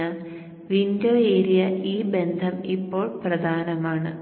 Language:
Malayalam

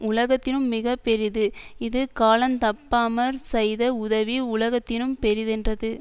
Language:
Tamil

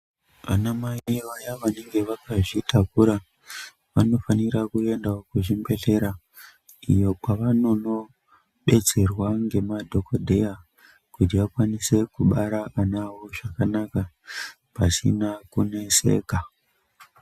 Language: Ndau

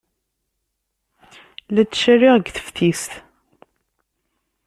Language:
Kabyle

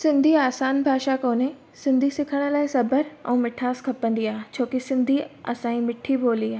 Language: Sindhi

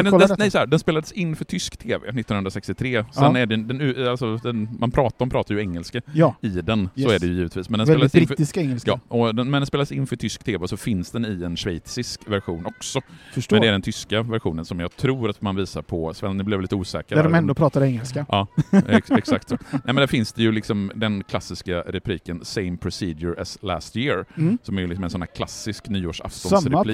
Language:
Swedish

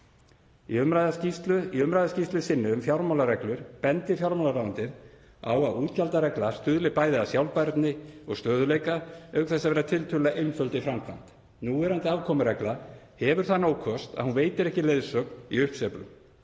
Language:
Icelandic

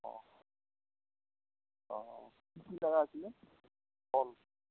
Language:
Assamese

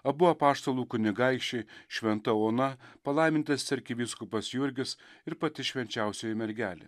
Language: Lithuanian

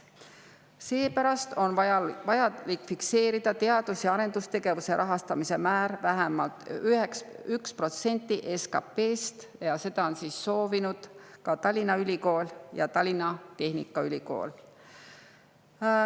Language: Estonian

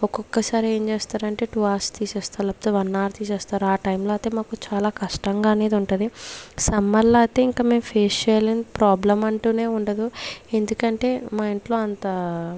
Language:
Telugu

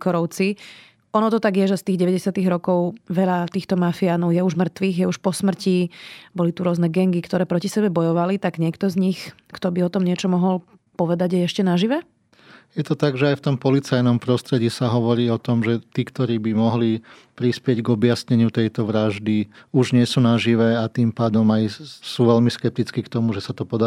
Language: Slovak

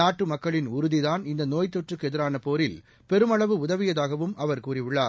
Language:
Tamil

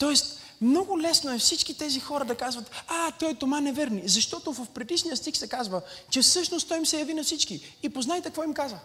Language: Bulgarian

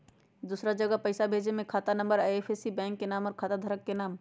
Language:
Magahi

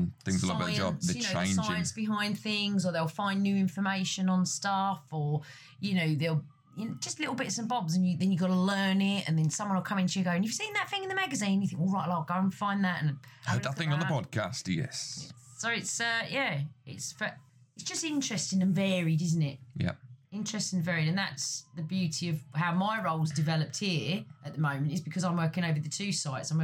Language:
English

